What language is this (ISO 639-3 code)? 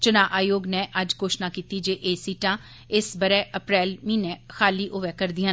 doi